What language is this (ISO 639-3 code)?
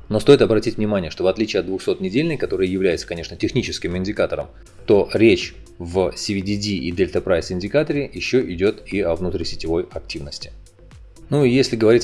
rus